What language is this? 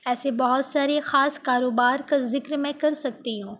Urdu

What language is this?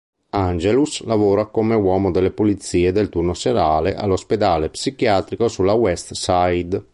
Italian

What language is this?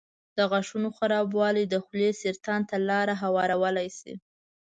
Pashto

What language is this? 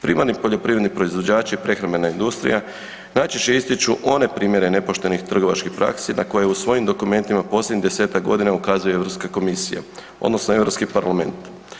Croatian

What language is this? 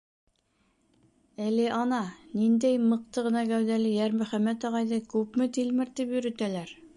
Bashkir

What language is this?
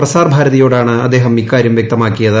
Malayalam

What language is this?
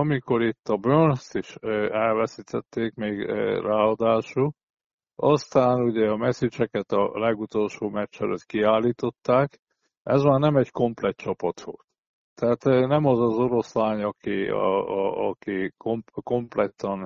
Hungarian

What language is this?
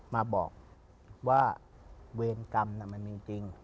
Thai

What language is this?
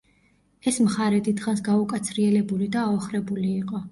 Georgian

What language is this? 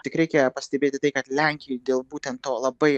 Lithuanian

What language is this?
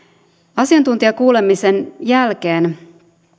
Finnish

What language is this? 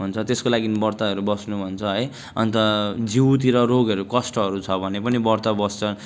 Nepali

